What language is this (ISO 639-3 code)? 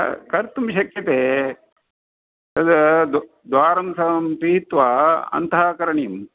san